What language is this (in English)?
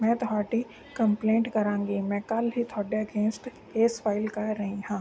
Punjabi